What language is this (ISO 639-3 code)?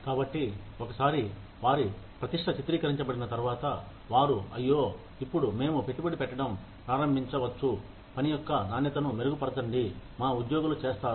tel